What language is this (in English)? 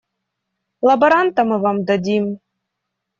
Russian